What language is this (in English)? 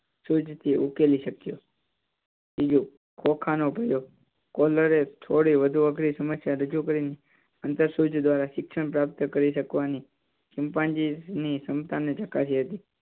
Gujarati